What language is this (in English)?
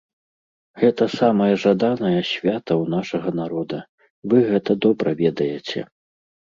Belarusian